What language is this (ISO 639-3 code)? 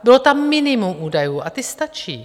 ces